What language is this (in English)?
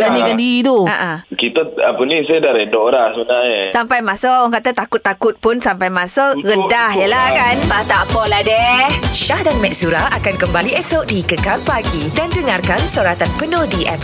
Malay